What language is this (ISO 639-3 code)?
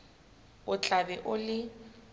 sot